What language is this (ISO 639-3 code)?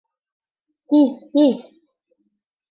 bak